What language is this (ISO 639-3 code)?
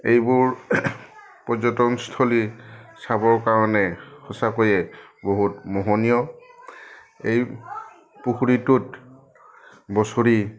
asm